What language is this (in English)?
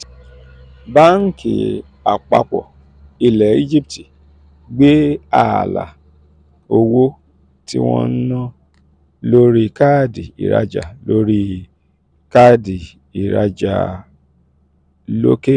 Yoruba